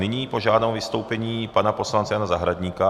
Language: Czech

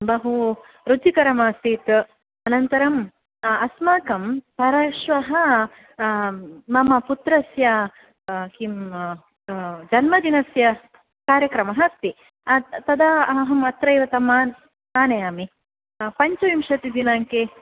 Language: Sanskrit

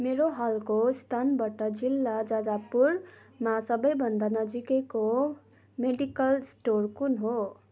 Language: Nepali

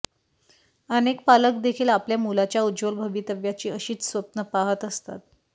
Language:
Marathi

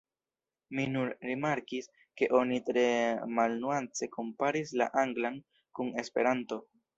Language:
Esperanto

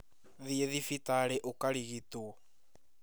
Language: Kikuyu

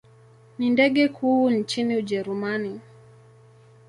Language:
Swahili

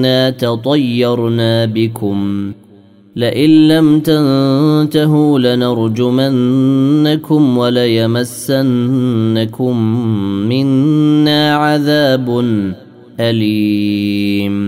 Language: Arabic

